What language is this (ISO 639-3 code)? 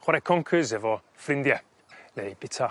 cym